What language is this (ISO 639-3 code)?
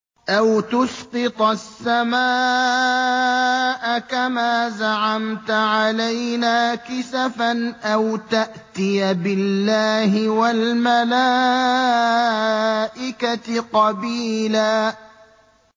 ara